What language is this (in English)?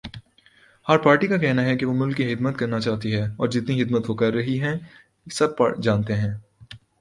Urdu